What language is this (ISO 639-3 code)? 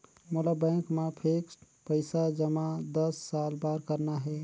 hne